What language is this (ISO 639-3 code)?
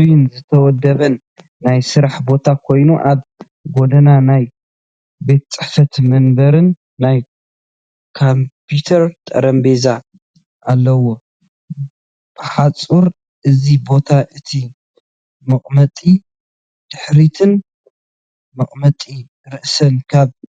tir